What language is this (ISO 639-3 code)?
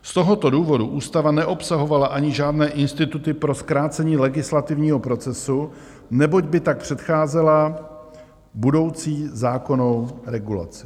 ces